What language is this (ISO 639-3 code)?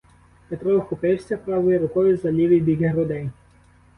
ukr